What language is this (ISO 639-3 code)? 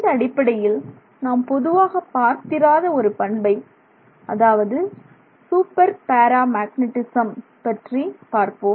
tam